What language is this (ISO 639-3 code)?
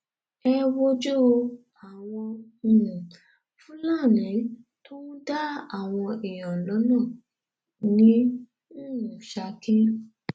yor